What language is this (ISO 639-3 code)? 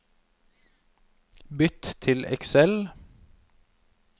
nor